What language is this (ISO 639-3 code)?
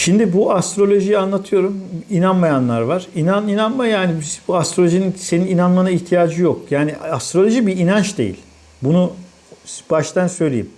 tur